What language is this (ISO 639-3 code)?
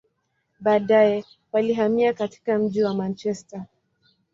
swa